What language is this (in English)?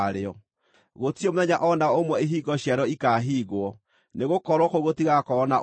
Kikuyu